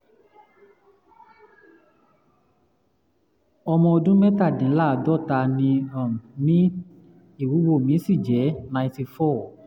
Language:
Yoruba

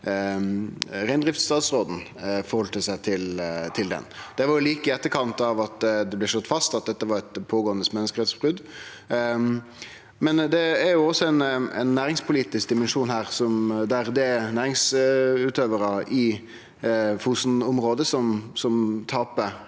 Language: Norwegian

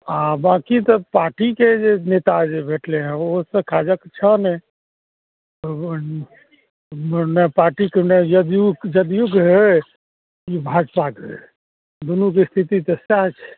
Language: Maithili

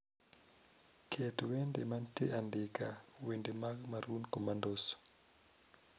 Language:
Luo (Kenya and Tanzania)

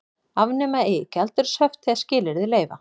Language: Icelandic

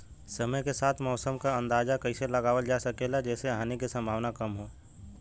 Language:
Bhojpuri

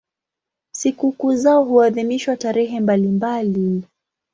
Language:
Swahili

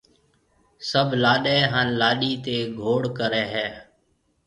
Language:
Marwari (Pakistan)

